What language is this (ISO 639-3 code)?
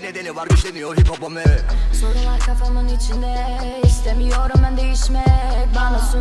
tur